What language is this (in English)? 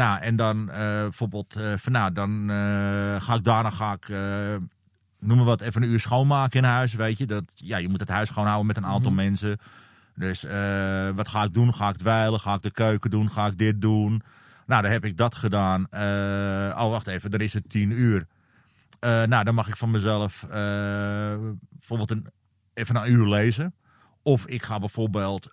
Dutch